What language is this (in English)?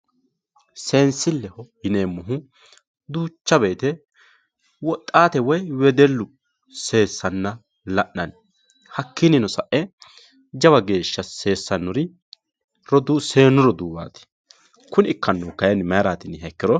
Sidamo